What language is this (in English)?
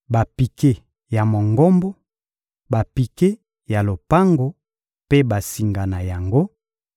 Lingala